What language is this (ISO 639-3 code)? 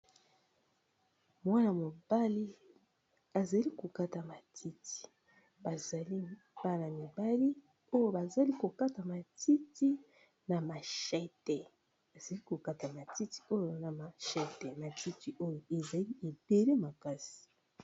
lin